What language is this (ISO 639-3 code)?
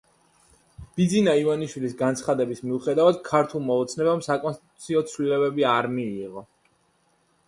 kat